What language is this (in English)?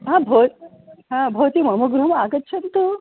Sanskrit